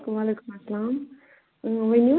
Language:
Kashmiri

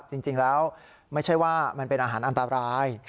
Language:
Thai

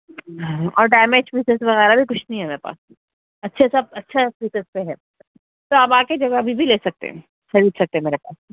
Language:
Urdu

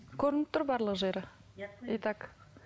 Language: Kazakh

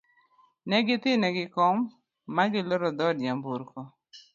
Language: Luo (Kenya and Tanzania)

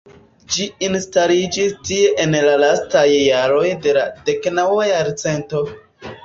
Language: Esperanto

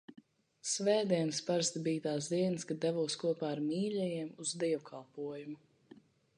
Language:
Latvian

